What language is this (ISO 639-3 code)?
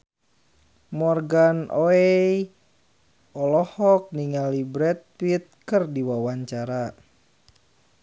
sun